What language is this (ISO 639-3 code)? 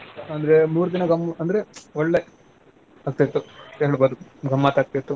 kan